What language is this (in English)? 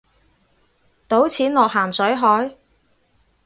Cantonese